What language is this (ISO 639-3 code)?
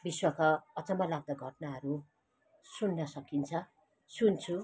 nep